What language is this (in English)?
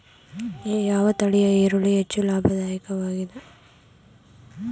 Kannada